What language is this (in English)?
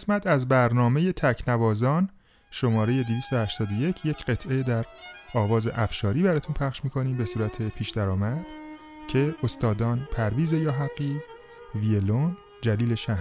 Persian